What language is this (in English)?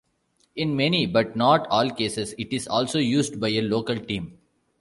English